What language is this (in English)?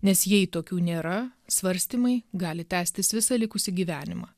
Lithuanian